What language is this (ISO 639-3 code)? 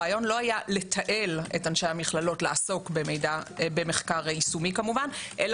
heb